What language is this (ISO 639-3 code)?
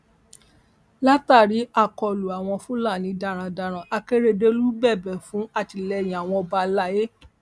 yor